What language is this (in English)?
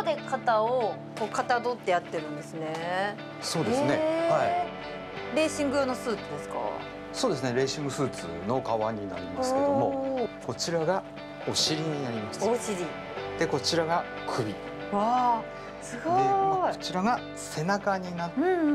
Japanese